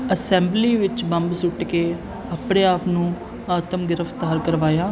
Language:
Punjabi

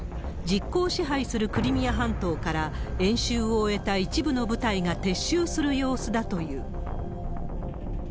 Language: Japanese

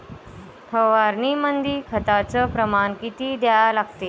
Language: Marathi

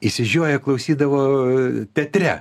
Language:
Lithuanian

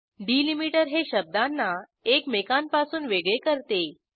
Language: Marathi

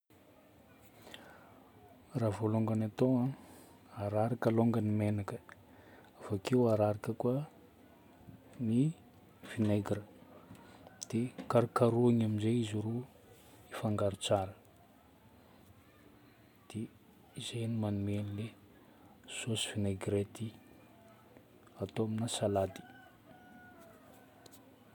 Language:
Northern Betsimisaraka Malagasy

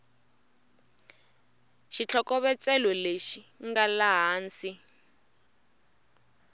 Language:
Tsonga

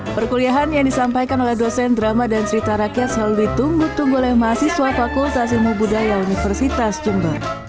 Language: Indonesian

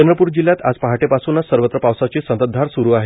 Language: Marathi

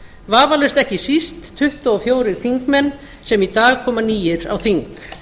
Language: Icelandic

